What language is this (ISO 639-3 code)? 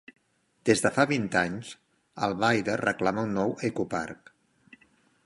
cat